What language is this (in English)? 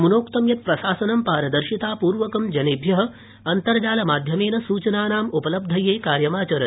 Sanskrit